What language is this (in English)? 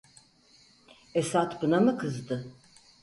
Turkish